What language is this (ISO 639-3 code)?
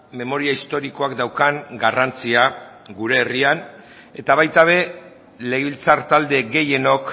eus